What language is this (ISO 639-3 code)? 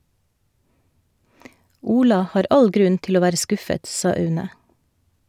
nor